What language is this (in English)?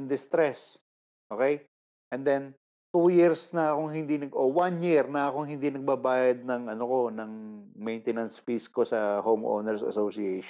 Filipino